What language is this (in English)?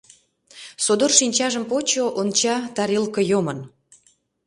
Mari